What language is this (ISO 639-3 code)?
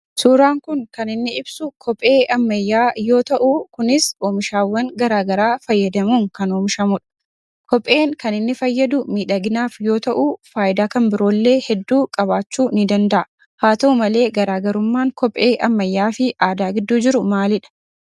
orm